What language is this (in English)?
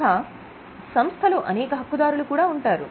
Telugu